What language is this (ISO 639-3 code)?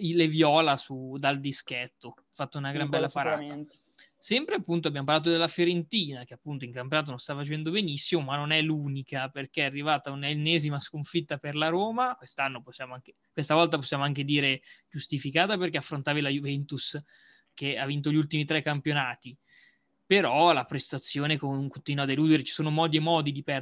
ita